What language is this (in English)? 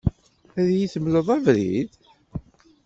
Kabyle